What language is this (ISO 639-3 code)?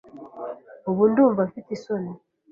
kin